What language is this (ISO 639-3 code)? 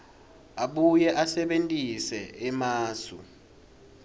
ssw